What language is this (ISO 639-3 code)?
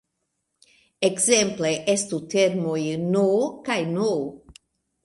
epo